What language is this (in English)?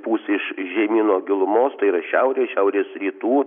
Lithuanian